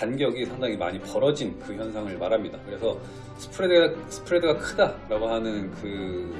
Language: Korean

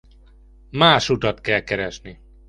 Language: Hungarian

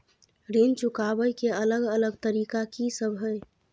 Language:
Maithili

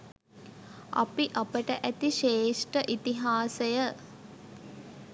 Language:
Sinhala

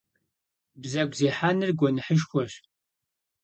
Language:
Kabardian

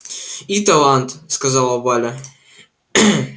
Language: Russian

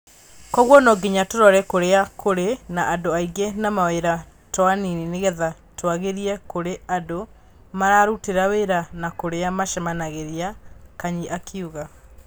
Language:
Kikuyu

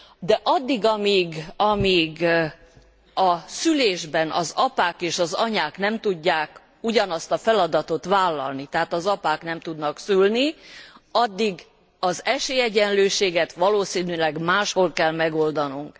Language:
Hungarian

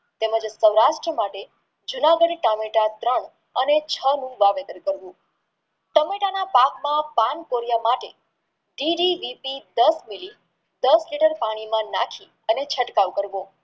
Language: Gujarati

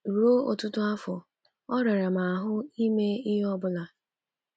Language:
Igbo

